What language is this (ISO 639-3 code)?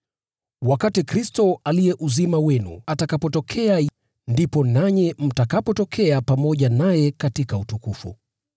swa